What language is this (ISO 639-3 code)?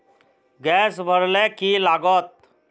mag